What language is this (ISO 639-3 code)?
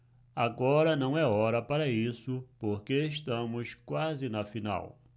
por